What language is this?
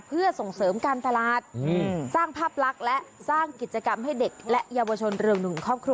Thai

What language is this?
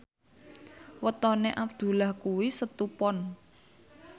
Javanese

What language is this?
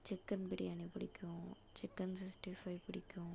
Tamil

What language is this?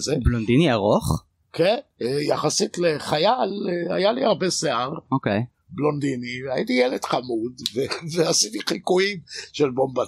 Hebrew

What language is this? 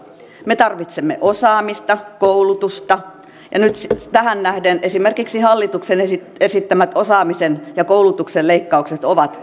Finnish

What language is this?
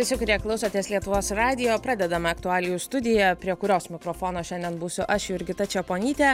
Lithuanian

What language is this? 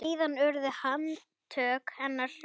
Icelandic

